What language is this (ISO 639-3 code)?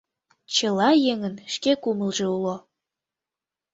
chm